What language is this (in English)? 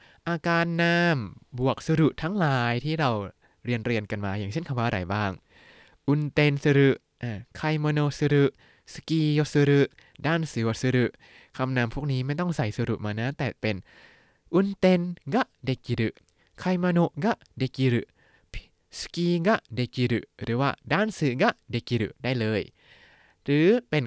Thai